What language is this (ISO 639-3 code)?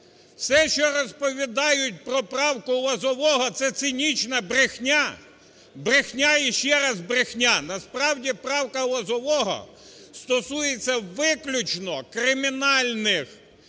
ukr